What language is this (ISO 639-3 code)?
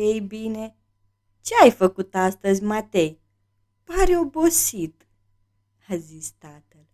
ron